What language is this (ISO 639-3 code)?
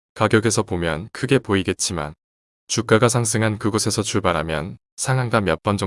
kor